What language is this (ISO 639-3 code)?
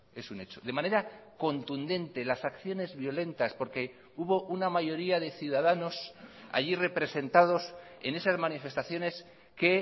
spa